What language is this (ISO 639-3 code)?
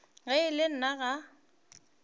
nso